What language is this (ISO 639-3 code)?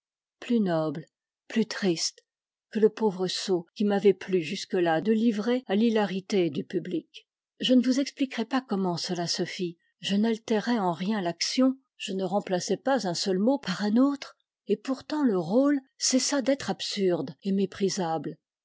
fra